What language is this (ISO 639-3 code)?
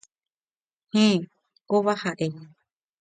grn